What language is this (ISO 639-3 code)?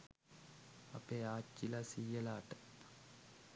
sin